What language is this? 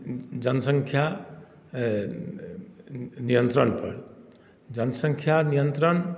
Maithili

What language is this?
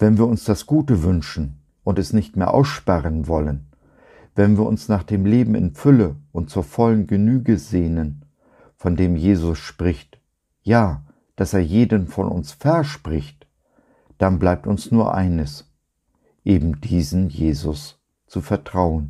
German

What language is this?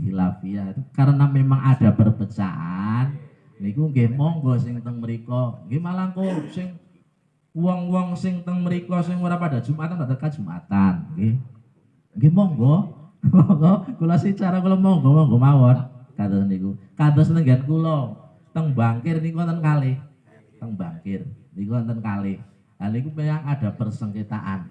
Indonesian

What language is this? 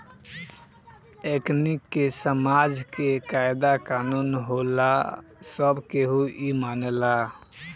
Bhojpuri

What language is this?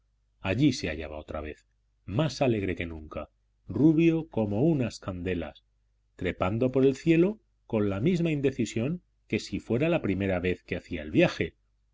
Spanish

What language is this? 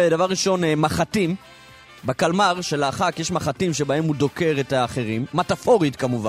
Hebrew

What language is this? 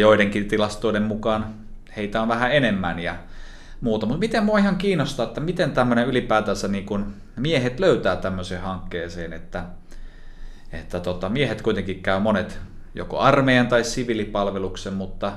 Finnish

